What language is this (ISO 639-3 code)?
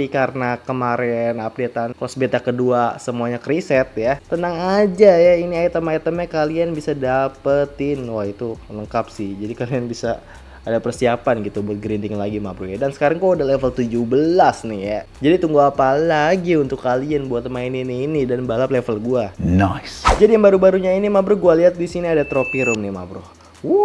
ind